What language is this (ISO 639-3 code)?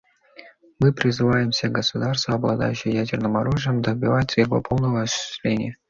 rus